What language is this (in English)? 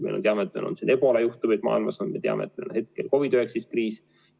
Estonian